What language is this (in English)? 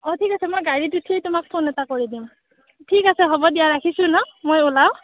Assamese